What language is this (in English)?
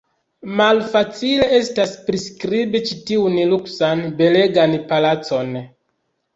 Esperanto